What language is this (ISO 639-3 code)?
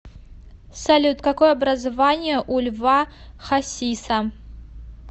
rus